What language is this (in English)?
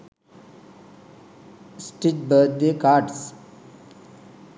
Sinhala